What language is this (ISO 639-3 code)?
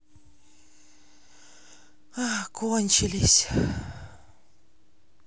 rus